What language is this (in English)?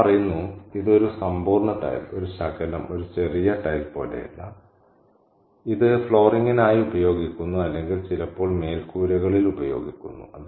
Malayalam